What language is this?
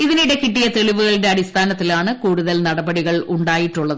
Malayalam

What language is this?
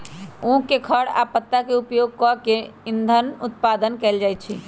Magahi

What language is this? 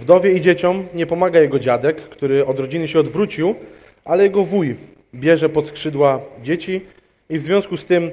Polish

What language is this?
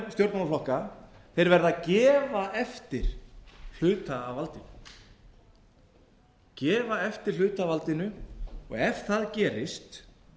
Icelandic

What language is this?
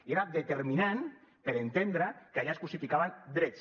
Catalan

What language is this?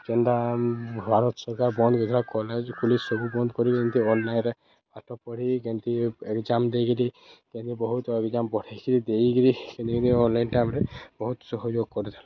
Odia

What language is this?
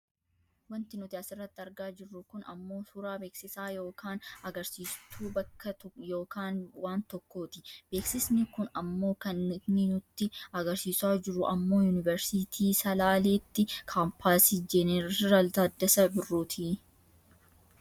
Oromo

